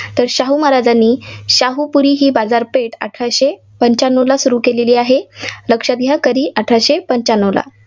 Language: Marathi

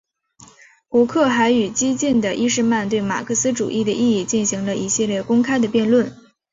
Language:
Chinese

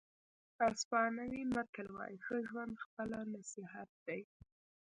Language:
Pashto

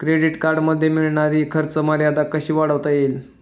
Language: Marathi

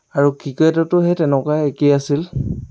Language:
Assamese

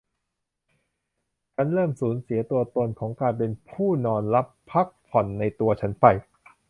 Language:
Thai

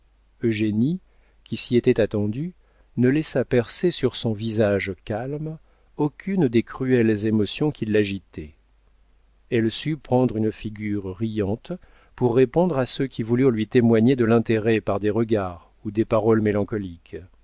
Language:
French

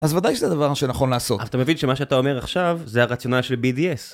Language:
Hebrew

